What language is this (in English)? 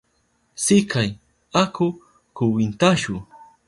Southern Pastaza Quechua